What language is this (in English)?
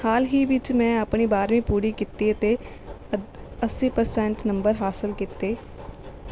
Punjabi